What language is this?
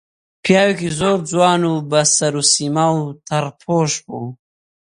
Central Kurdish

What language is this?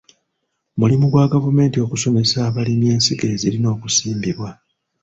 Ganda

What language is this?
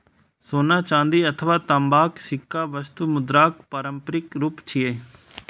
Maithili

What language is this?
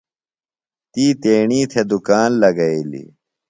Phalura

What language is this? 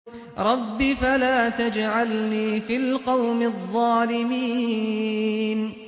Arabic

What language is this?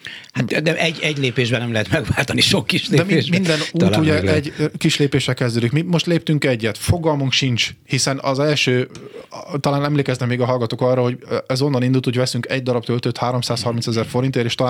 Hungarian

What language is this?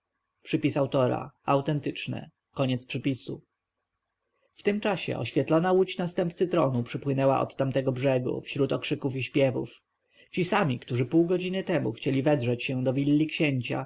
Polish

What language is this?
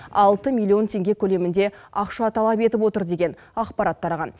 Kazakh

